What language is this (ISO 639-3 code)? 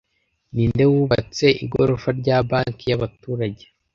kin